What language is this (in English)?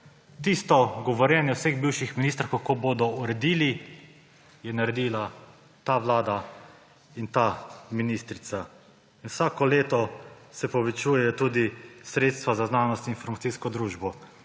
Slovenian